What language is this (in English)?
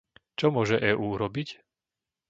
Slovak